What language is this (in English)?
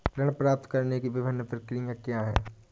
Hindi